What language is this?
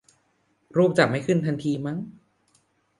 Thai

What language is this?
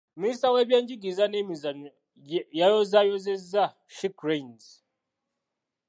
Ganda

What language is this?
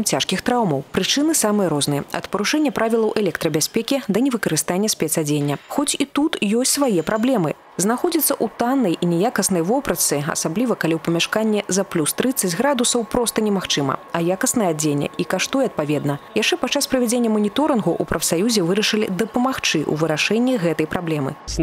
Russian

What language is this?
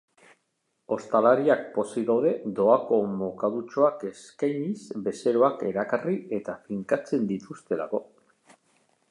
Basque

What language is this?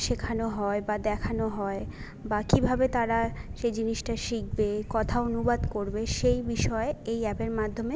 Bangla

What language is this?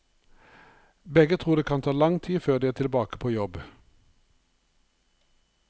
Norwegian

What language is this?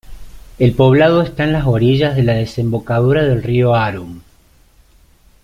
Spanish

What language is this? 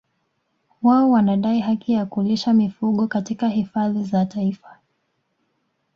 Swahili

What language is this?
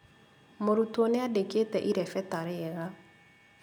Kikuyu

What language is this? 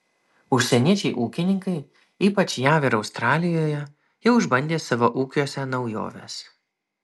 Lithuanian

